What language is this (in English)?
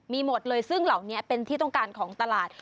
Thai